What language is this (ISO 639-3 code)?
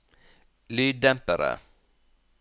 nor